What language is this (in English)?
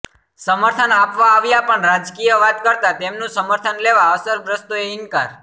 Gujarati